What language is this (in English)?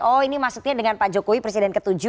Indonesian